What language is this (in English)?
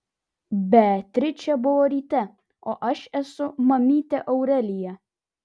Lithuanian